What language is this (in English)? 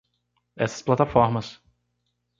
Portuguese